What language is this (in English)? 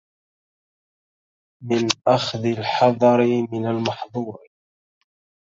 Arabic